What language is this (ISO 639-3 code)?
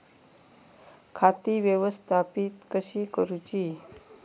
mar